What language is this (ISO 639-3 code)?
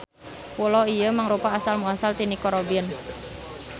sun